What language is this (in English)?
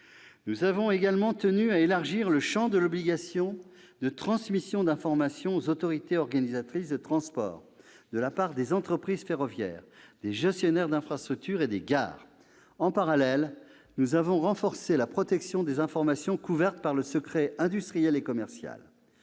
French